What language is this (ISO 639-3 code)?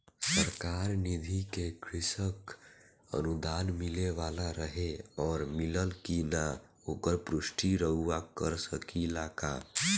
bho